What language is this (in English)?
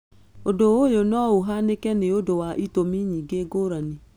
Kikuyu